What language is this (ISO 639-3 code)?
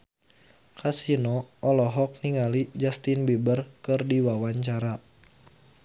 sun